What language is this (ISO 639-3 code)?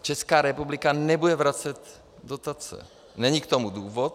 ces